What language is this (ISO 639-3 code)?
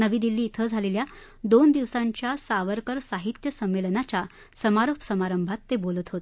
mar